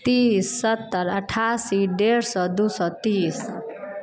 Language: Maithili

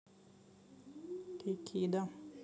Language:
Russian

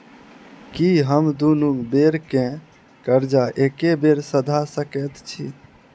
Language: Maithili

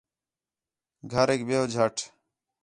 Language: Khetrani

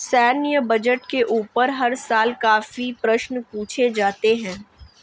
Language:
Hindi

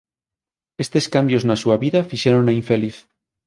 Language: Galician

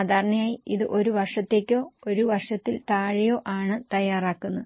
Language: Malayalam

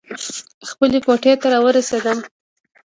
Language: Pashto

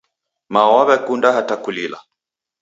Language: Taita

